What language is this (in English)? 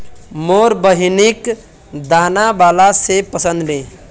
Magahi